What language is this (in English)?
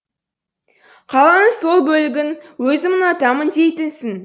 Kazakh